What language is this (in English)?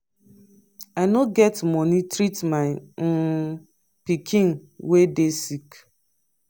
Nigerian Pidgin